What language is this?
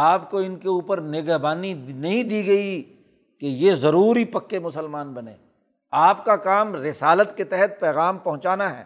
Urdu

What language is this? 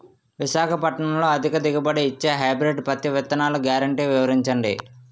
Telugu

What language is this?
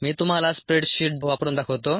Marathi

